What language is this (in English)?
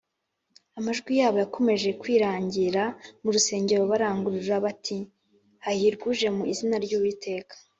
Kinyarwanda